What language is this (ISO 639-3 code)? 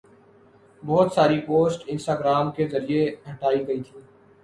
urd